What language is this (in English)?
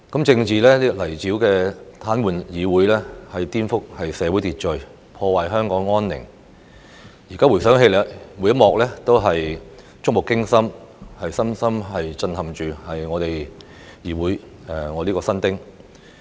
Cantonese